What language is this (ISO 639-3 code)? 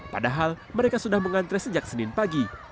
ind